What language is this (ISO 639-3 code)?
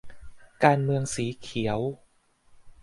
tha